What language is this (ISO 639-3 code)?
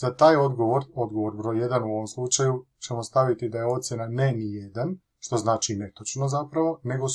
hrv